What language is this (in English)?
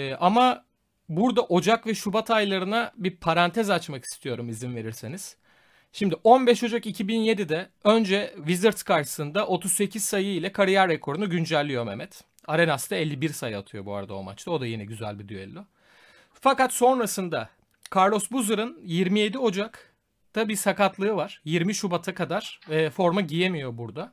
Turkish